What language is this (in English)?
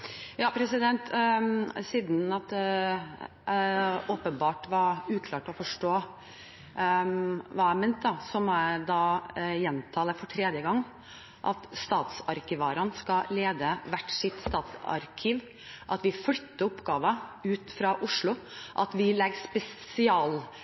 Norwegian